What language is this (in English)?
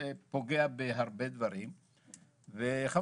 Hebrew